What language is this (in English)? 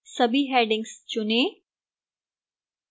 Hindi